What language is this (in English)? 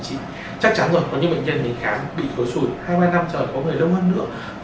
Vietnamese